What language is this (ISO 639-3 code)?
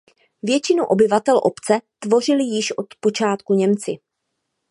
ces